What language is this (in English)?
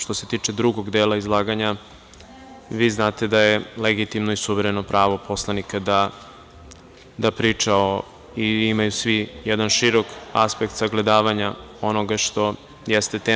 Serbian